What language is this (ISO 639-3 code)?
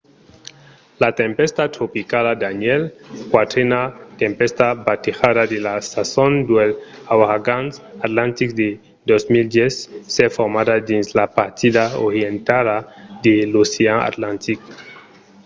oci